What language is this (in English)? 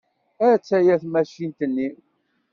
Kabyle